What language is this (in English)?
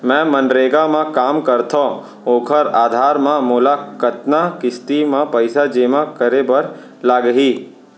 Chhattisgarhi